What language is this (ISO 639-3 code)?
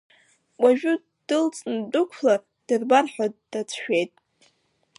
abk